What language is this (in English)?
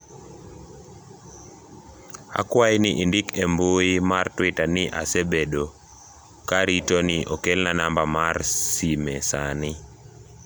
Luo (Kenya and Tanzania)